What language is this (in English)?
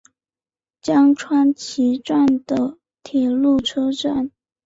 Chinese